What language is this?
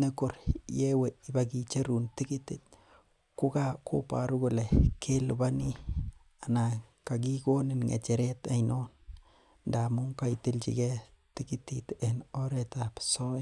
Kalenjin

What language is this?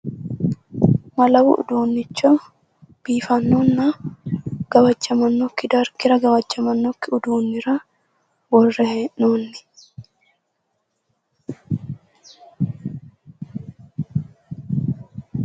Sidamo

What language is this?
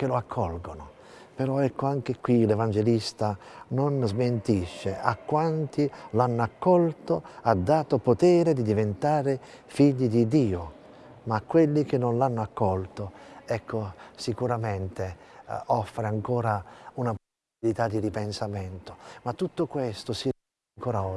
Italian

